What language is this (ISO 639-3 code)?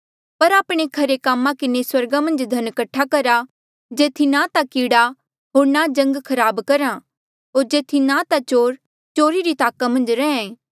mjl